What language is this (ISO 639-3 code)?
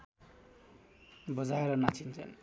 nep